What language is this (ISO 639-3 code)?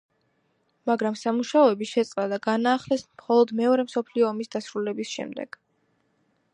kat